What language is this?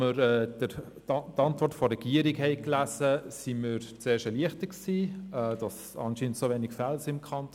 Swiss German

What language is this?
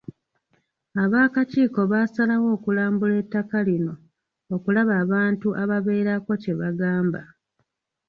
Ganda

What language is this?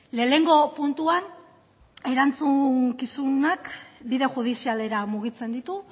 Basque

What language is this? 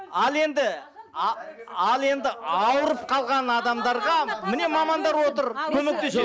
Kazakh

